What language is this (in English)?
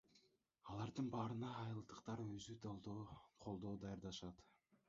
Kyrgyz